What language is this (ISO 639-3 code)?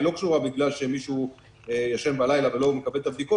heb